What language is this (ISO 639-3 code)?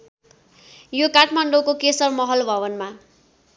nep